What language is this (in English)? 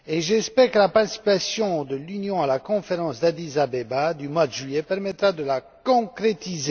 French